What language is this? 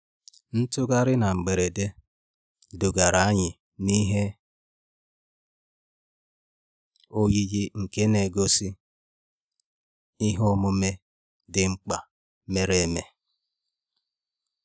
Igbo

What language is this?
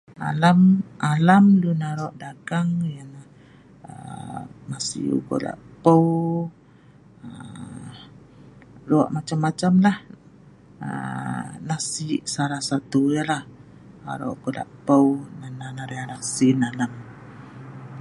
Sa'ban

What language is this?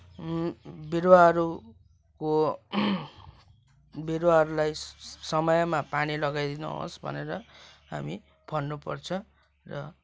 Nepali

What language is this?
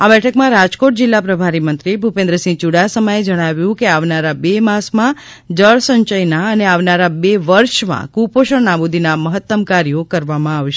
Gujarati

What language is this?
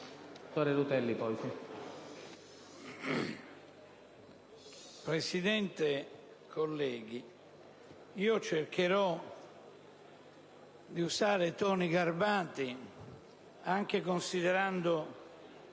Italian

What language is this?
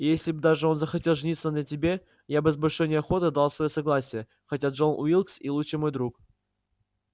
Russian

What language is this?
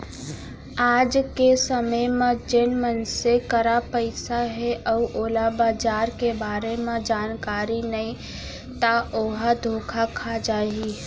Chhattisgarhi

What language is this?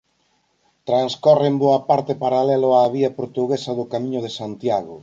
Galician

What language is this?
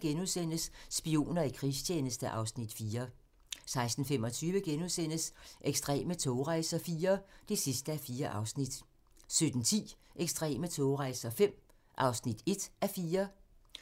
Danish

